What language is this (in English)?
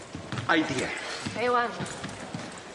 Welsh